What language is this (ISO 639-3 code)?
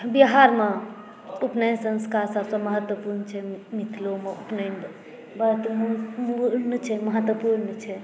mai